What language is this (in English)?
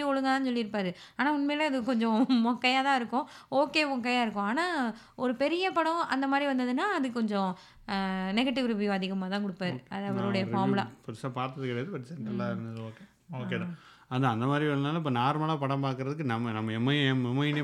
Tamil